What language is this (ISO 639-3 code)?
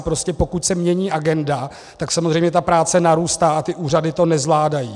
ces